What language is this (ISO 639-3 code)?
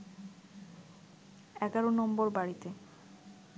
ben